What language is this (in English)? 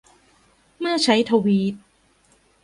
Thai